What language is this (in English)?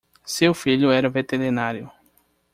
Portuguese